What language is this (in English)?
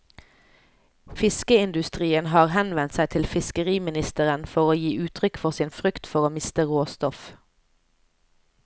Norwegian